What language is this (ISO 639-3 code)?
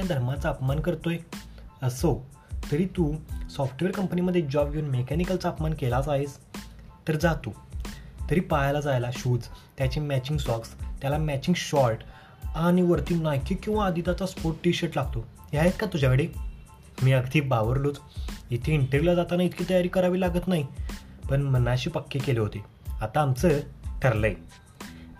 mar